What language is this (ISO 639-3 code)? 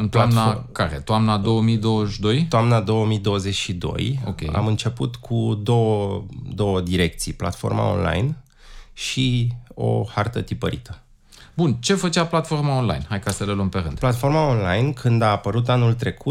ron